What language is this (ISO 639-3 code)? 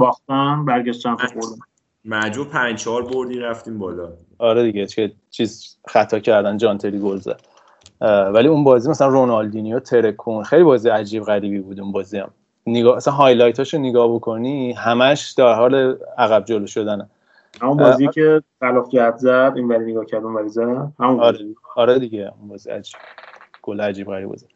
fas